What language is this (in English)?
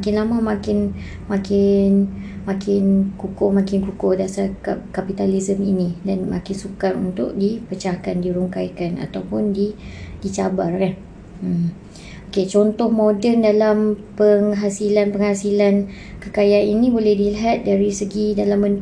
Malay